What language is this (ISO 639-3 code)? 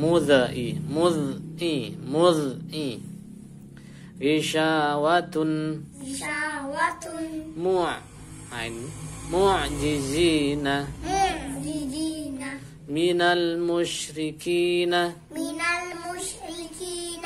ind